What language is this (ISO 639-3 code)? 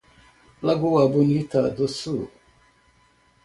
por